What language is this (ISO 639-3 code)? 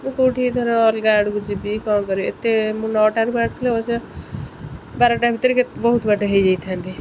ori